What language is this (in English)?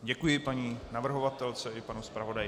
Czech